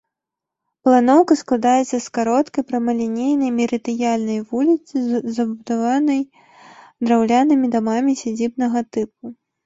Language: Belarusian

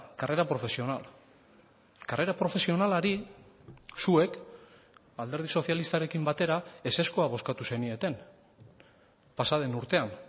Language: Basque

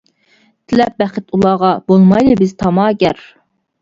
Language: Uyghur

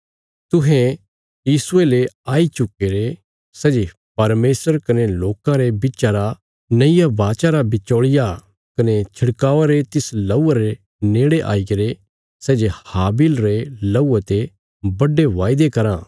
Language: Bilaspuri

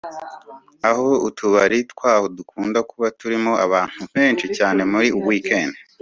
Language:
Kinyarwanda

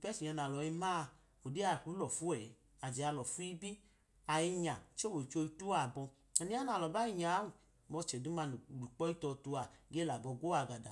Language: Idoma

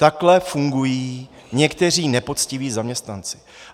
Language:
Czech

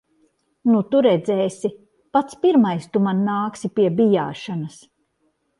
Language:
Latvian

